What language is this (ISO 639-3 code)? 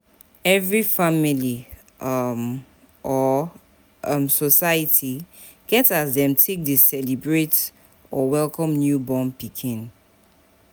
pcm